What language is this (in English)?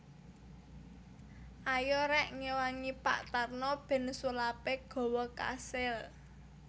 Javanese